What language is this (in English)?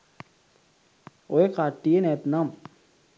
Sinhala